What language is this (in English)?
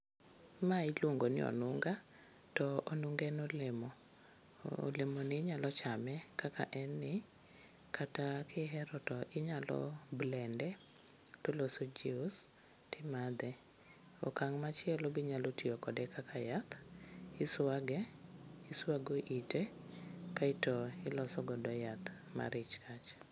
Luo (Kenya and Tanzania)